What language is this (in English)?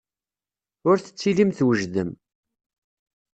Kabyle